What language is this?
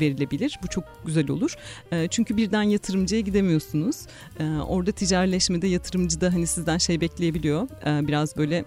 Turkish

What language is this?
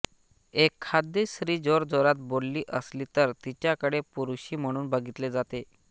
Marathi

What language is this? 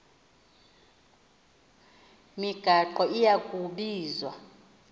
Xhosa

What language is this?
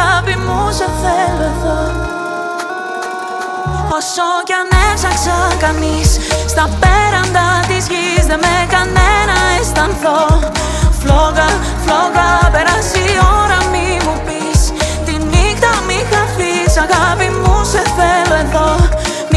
Greek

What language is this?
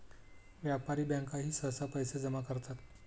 Marathi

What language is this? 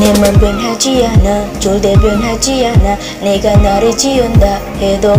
Indonesian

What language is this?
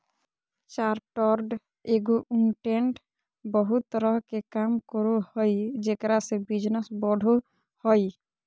Magahi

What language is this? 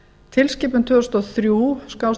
Icelandic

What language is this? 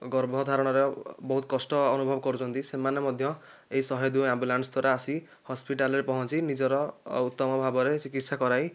Odia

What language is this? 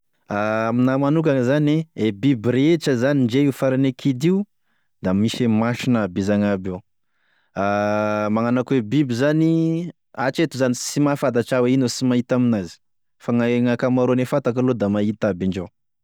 Tesaka Malagasy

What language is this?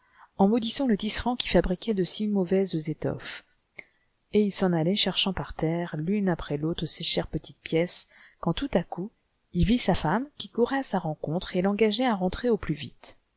French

